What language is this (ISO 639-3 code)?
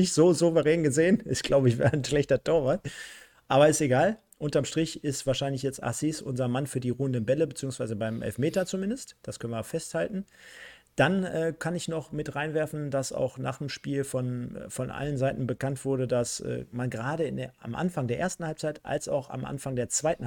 deu